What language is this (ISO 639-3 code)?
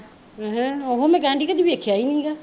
pan